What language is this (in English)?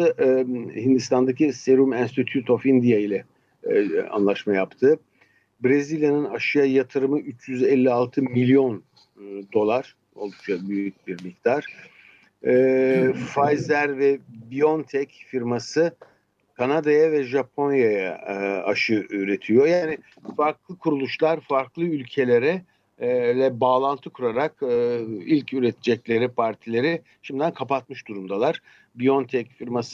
Turkish